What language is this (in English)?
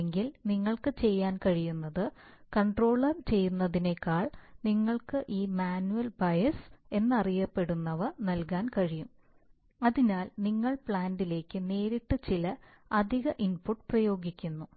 Malayalam